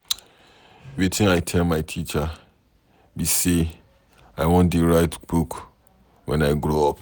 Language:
Nigerian Pidgin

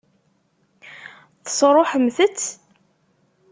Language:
Kabyle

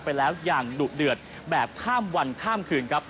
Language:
Thai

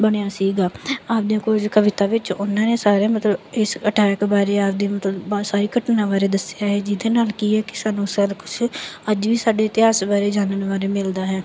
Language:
Punjabi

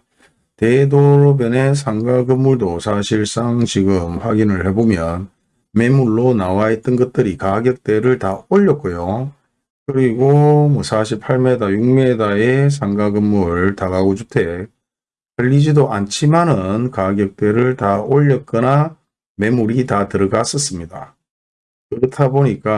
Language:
Korean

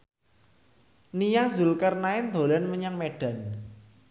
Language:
Javanese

